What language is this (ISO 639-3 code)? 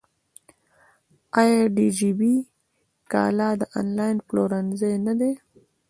pus